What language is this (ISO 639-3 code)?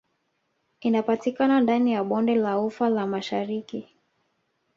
swa